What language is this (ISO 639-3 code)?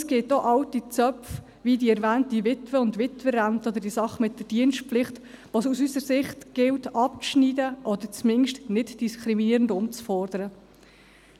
gsw